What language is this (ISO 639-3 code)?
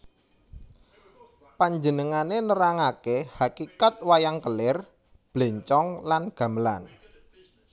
jav